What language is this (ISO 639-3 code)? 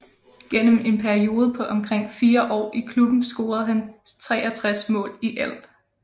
dan